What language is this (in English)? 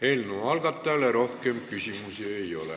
Estonian